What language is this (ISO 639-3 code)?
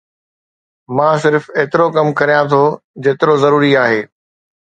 snd